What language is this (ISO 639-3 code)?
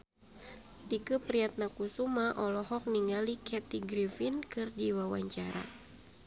sun